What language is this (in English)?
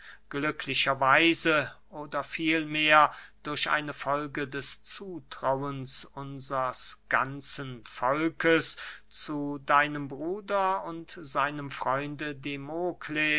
German